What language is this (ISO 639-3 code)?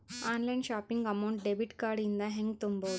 kan